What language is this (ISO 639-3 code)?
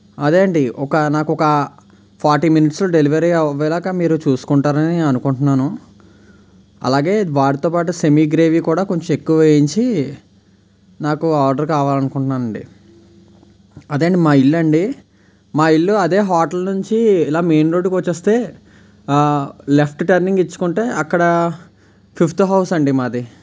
tel